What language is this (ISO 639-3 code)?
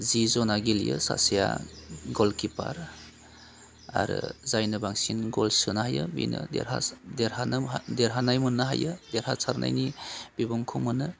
brx